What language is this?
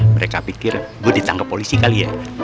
Indonesian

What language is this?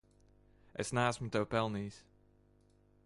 Latvian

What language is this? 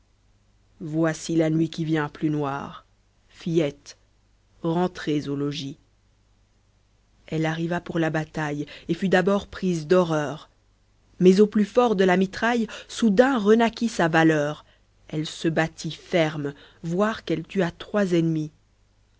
French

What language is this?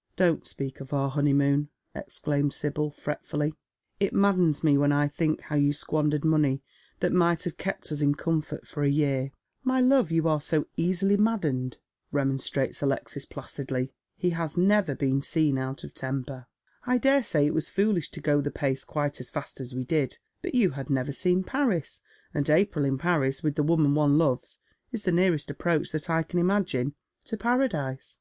English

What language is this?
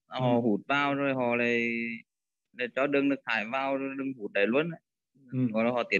Vietnamese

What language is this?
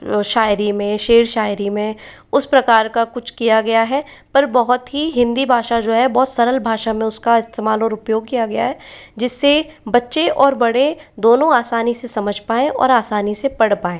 Hindi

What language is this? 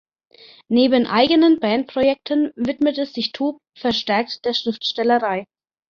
German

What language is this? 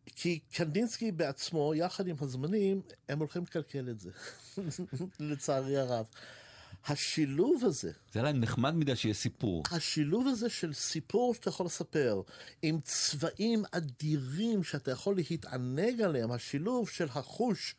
Hebrew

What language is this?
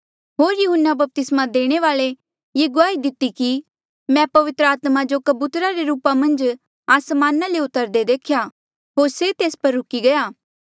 Mandeali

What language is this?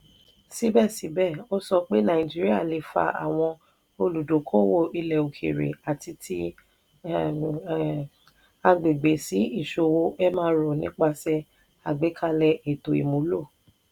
Yoruba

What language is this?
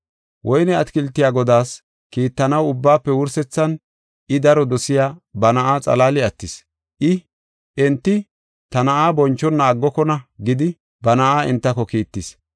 Gofa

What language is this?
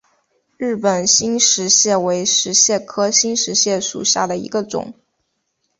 Chinese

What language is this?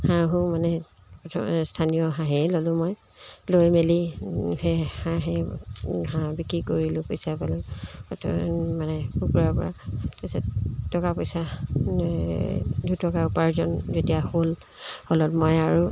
Assamese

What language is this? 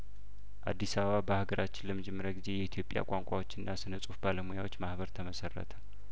Amharic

